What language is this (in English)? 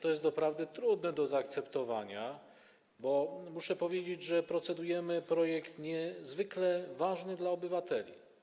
Polish